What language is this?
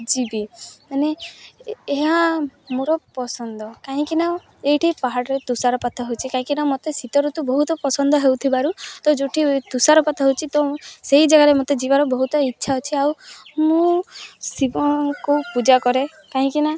Odia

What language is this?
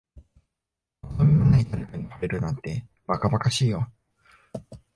Japanese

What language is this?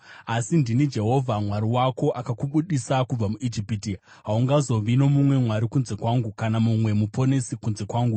Shona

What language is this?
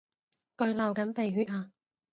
Cantonese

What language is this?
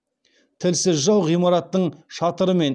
Kazakh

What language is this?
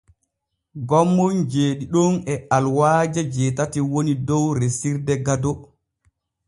Borgu Fulfulde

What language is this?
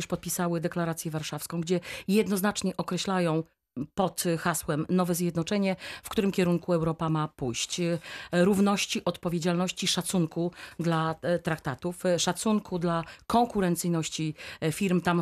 Polish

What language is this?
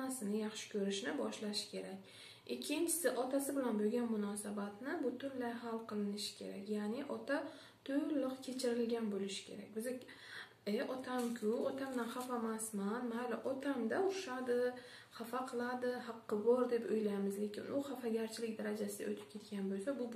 Turkish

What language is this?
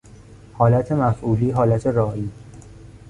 Persian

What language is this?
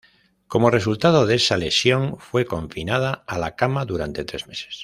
Spanish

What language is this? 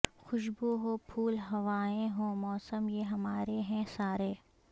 Urdu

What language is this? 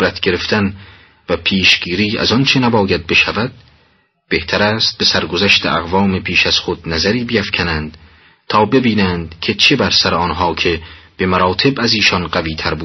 Persian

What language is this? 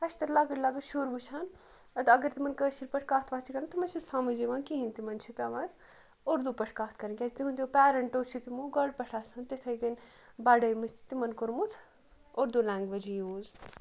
Kashmiri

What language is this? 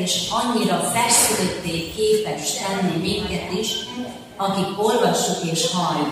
Hungarian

